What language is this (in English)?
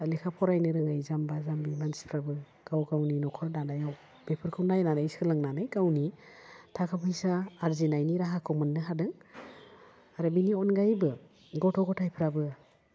Bodo